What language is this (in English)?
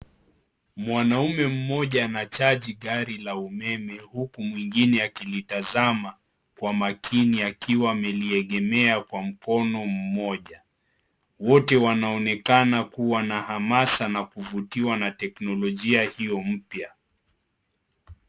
Swahili